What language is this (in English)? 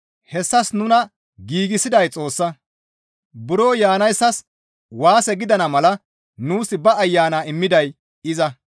Gamo